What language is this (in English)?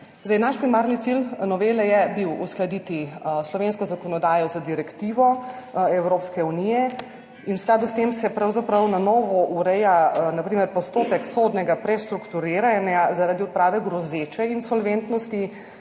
Slovenian